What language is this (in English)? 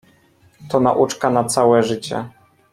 Polish